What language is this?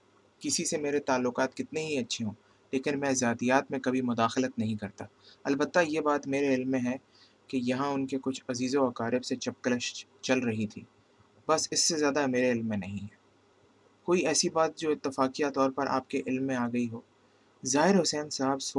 Urdu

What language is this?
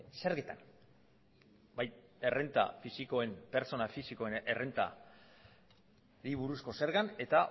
Basque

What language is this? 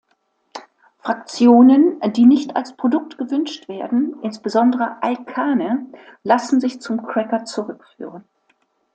German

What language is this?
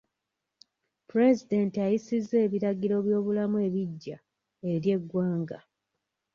Ganda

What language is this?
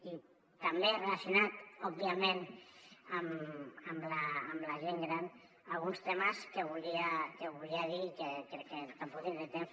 Catalan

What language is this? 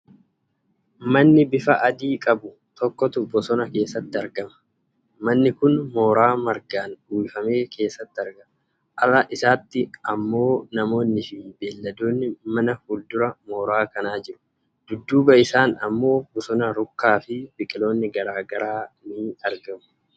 Oromo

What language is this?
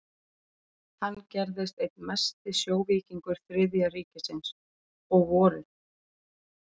Icelandic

